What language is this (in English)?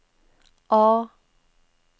Norwegian